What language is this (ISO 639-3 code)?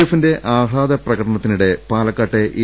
mal